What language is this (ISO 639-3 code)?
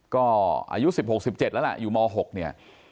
tha